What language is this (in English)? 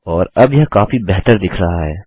Hindi